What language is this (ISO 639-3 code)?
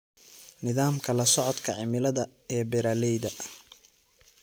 som